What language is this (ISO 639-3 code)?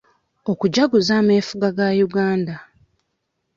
lug